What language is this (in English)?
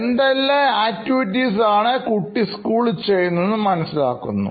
Malayalam